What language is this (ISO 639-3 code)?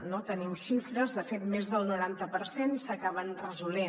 cat